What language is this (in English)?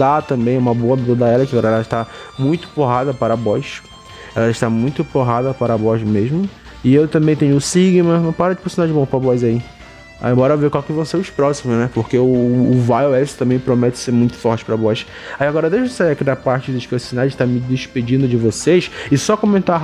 Portuguese